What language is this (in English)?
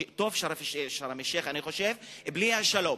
Hebrew